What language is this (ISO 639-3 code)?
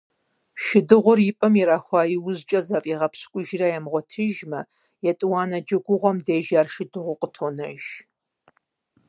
kbd